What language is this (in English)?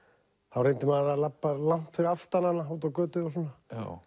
Icelandic